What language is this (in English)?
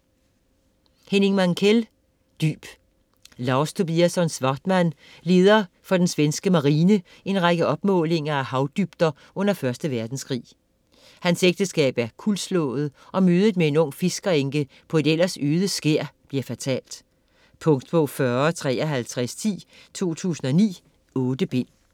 Danish